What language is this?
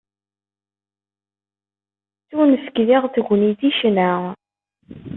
Kabyle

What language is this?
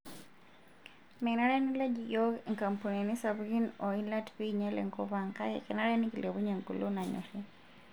Masai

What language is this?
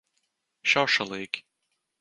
Latvian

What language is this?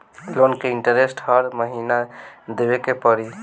Bhojpuri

